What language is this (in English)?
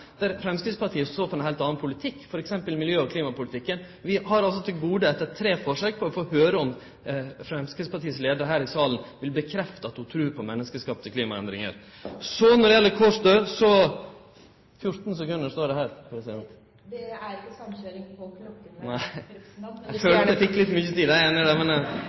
Norwegian